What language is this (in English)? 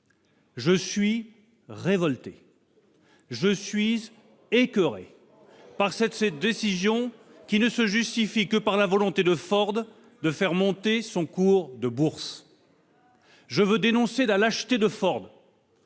French